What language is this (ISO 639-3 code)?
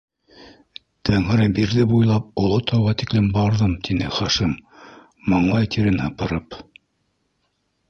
bak